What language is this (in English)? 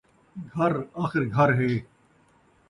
Saraiki